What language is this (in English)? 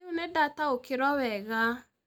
Kikuyu